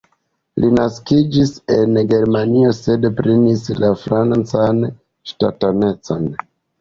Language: Esperanto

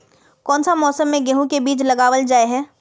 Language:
Magahi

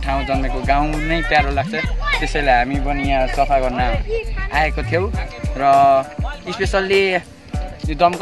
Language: Polish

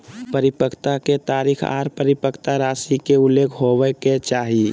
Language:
Magahi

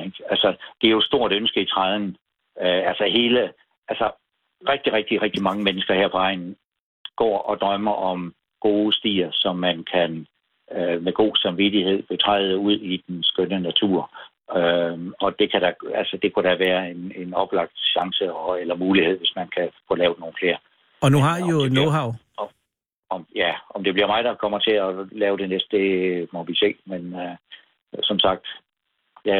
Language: Danish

